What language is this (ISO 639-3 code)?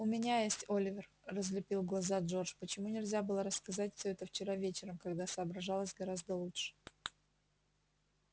rus